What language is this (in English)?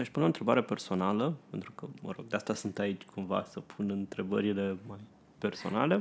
Romanian